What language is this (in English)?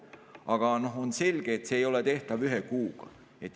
Estonian